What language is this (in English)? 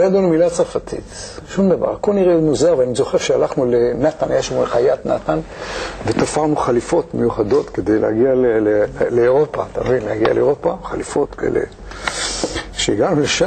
Hebrew